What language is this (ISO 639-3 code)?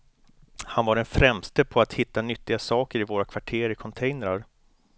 swe